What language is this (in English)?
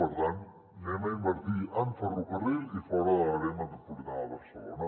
Catalan